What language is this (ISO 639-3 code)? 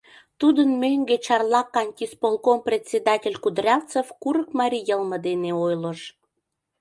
chm